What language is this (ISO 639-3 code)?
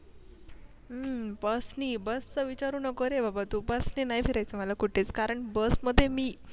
mar